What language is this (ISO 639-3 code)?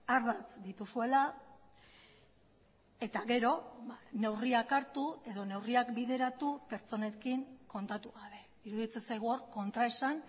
eus